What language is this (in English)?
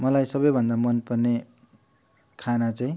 Nepali